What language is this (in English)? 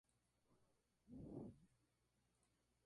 Spanish